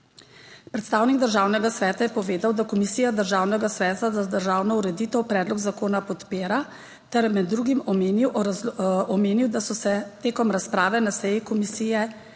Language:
Slovenian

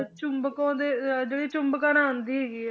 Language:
Punjabi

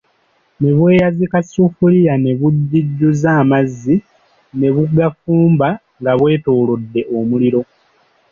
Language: Ganda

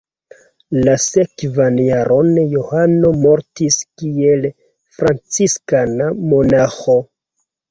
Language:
Esperanto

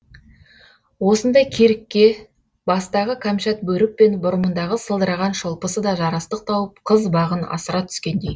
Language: Kazakh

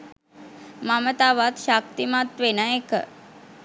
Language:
Sinhala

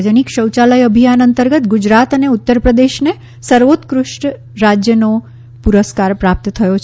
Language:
Gujarati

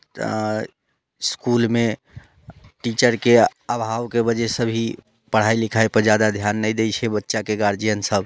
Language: Maithili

